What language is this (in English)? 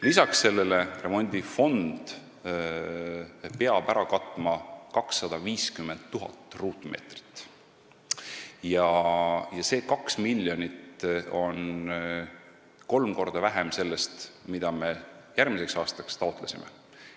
Estonian